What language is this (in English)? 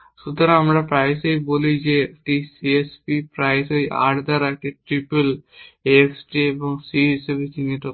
Bangla